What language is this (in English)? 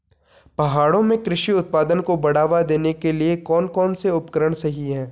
Hindi